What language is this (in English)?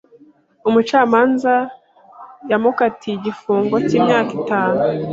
Kinyarwanda